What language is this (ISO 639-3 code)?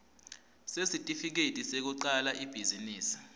ssw